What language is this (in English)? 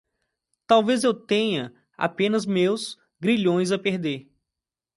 Portuguese